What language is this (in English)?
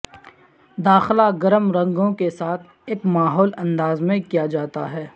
Urdu